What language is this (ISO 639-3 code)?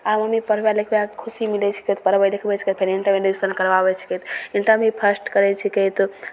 mai